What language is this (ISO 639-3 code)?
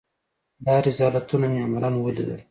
pus